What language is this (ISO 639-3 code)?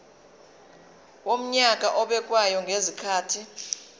zul